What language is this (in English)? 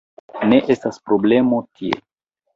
Esperanto